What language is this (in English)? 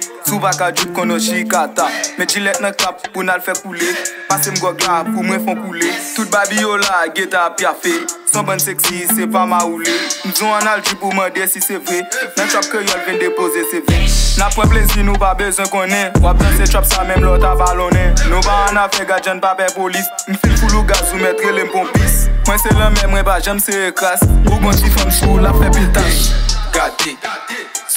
Romanian